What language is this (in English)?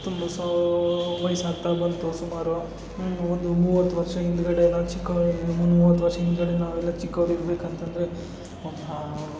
Kannada